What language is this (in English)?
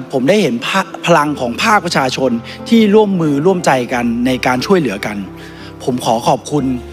Thai